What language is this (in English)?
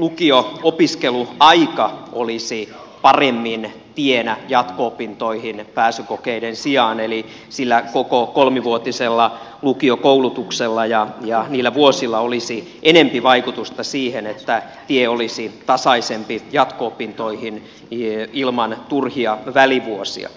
Finnish